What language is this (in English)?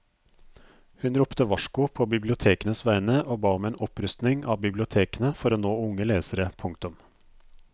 Norwegian